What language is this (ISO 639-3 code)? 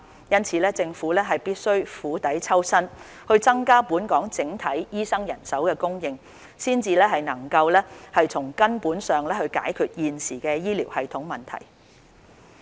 yue